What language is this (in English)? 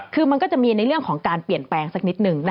Thai